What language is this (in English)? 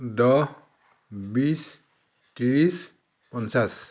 Assamese